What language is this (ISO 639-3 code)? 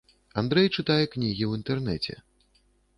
bel